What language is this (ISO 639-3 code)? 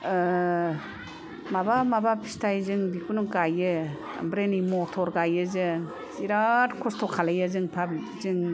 brx